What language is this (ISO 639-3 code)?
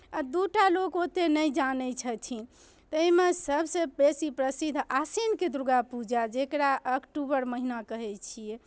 mai